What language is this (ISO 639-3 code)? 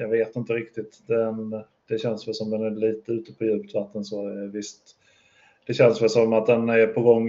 swe